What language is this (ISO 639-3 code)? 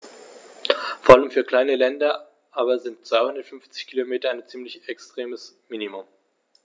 deu